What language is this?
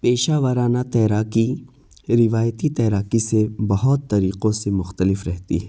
Urdu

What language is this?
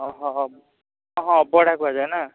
Odia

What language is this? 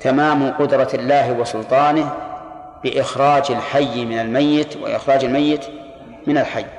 Arabic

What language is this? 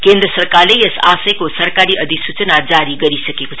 Nepali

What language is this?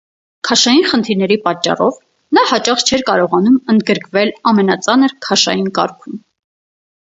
Armenian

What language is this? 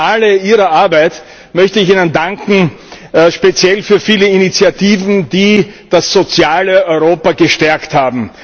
German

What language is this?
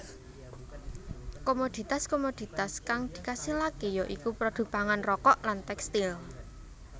Javanese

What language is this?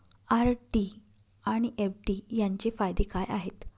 Marathi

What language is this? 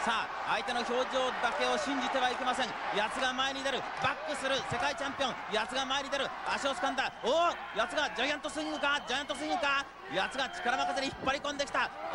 Japanese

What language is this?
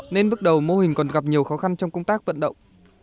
Vietnamese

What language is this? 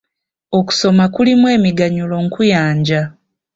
Ganda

